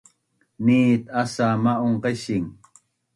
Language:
Bunun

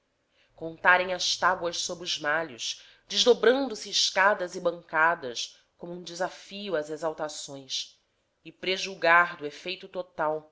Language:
Portuguese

